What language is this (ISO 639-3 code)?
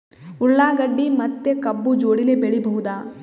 kan